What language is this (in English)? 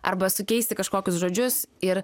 Lithuanian